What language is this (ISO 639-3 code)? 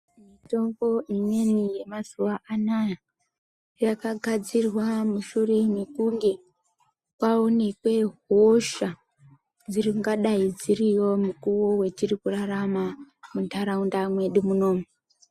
ndc